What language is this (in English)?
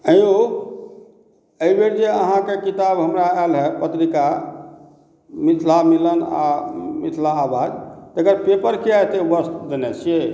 Maithili